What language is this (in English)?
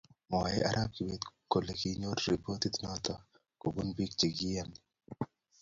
Kalenjin